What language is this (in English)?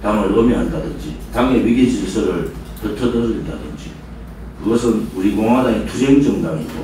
Korean